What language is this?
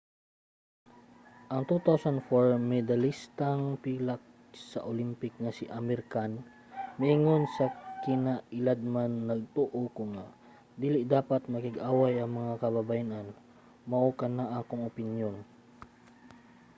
Cebuano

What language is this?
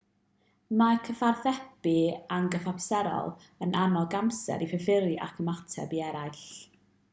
Welsh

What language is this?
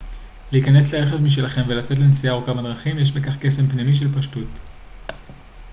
Hebrew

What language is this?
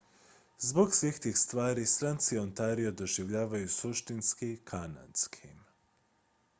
Croatian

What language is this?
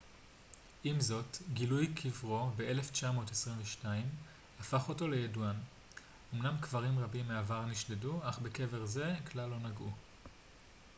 Hebrew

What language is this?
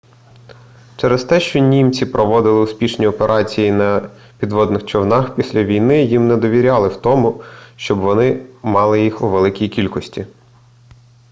Ukrainian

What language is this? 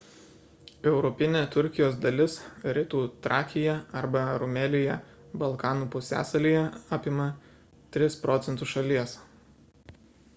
Lithuanian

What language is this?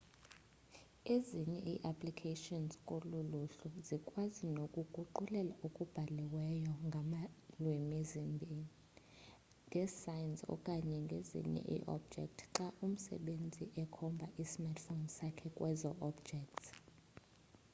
Xhosa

